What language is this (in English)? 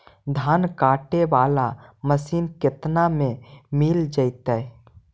Magahi